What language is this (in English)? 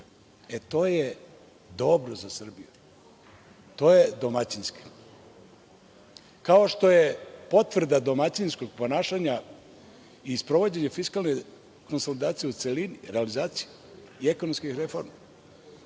Serbian